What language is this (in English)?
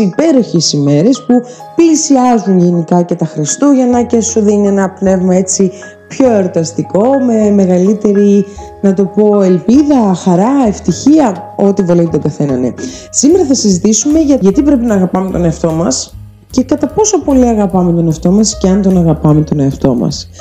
Greek